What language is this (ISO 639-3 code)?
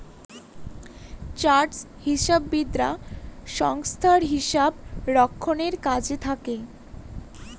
ben